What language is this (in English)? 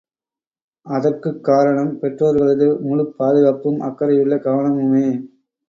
Tamil